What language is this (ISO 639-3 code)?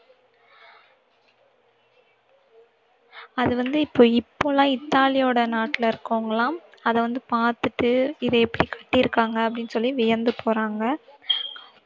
tam